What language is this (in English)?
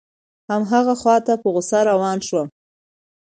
Pashto